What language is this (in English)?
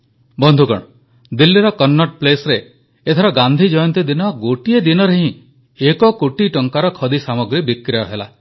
Odia